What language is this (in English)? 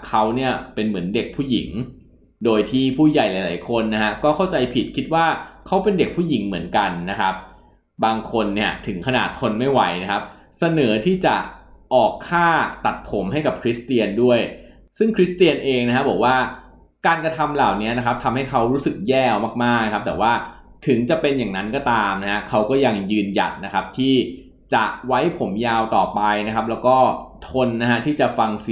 Thai